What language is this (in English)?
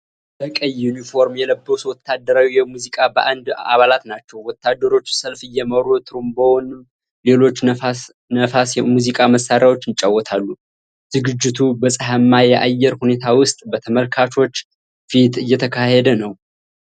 Amharic